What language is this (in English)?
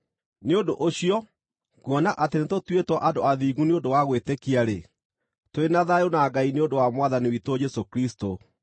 Kikuyu